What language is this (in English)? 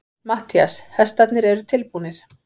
Icelandic